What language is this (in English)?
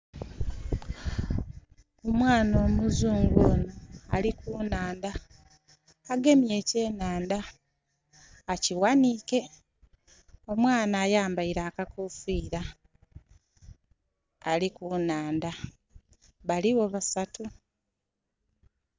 Soga